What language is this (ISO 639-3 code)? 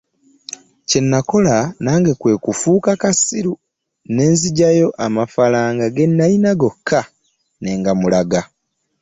lug